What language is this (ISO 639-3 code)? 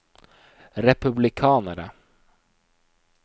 nor